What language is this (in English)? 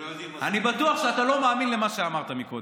Hebrew